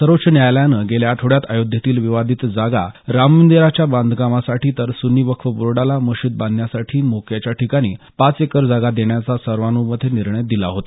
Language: Marathi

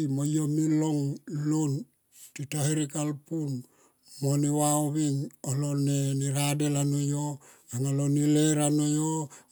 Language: Tomoip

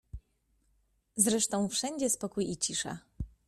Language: Polish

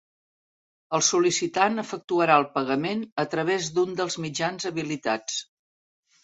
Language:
Catalan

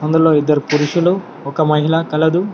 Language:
Telugu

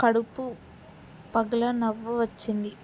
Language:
Telugu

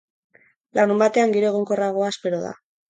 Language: Basque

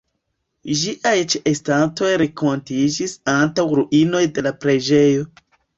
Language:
Esperanto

